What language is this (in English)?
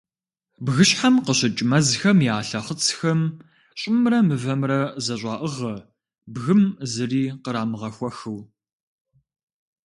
Kabardian